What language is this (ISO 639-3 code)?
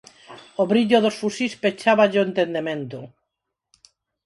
glg